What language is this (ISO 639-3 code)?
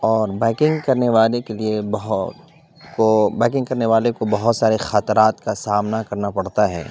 urd